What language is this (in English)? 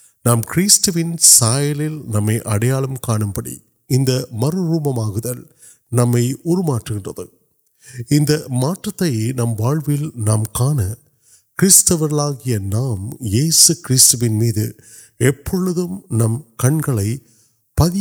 Urdu